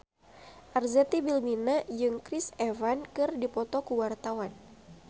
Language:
Sundanese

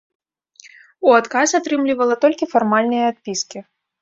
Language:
Belarusian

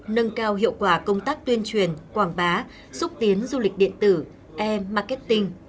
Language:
Vietnamese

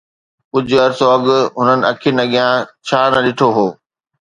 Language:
Sindhi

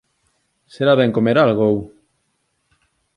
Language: Galician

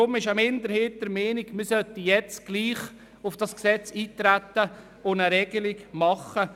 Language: Swiss German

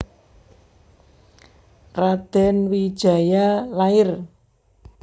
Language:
Javanese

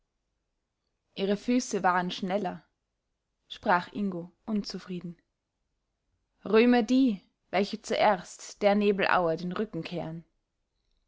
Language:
German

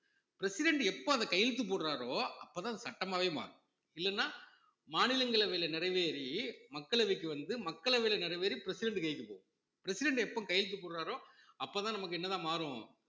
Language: Tamil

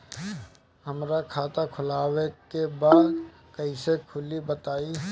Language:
Bhojpuri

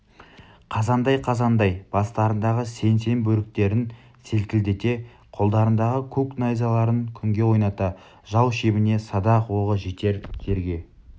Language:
Kazakh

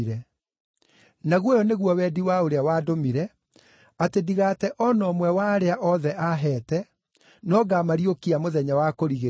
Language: Kikuyu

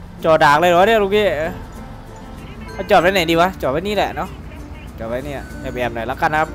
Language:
Thai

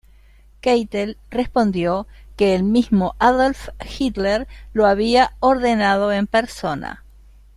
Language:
Spanish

